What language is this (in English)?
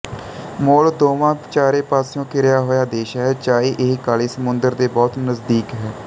Punjabi